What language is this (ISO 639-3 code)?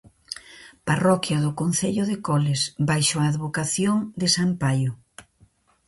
glg